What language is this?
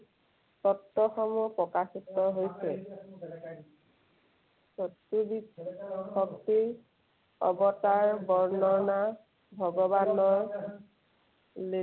Assamese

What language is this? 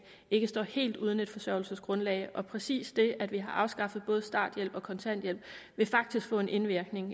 Danish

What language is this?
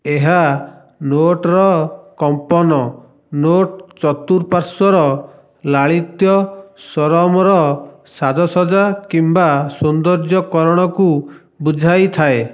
Odia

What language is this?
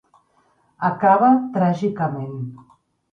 Catalan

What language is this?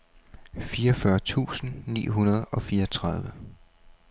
Danish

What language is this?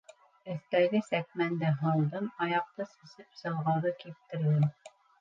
Bashkir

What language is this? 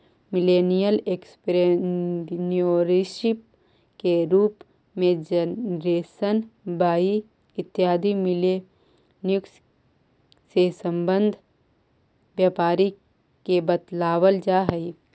Magahi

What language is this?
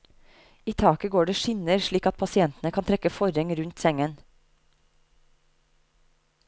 Norwegian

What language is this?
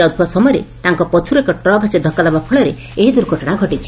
Odia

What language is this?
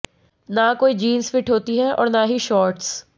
Hindi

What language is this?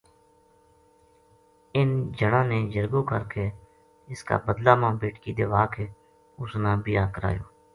Gujari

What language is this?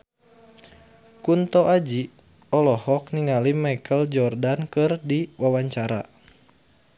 Sundanese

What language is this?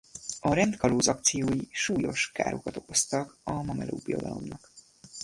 Hungarian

